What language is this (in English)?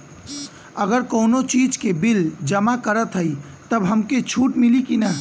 Bhojpuri